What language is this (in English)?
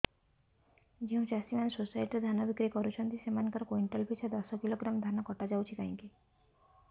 Odia